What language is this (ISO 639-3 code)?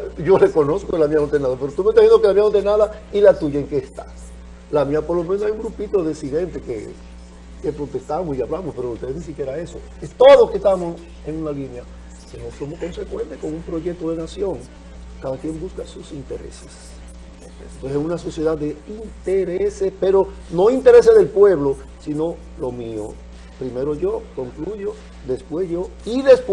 spa